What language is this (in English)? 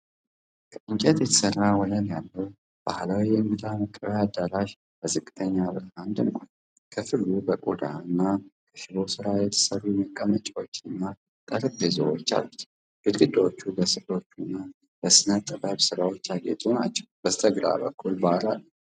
Amharic